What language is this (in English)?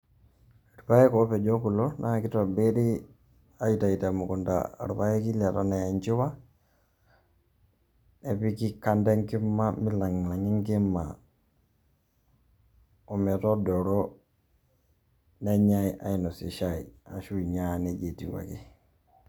Masai